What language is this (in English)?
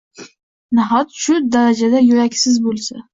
Uzbek